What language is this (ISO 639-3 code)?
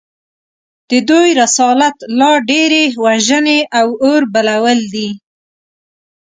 pus